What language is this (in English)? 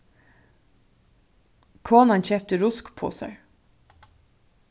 Faroese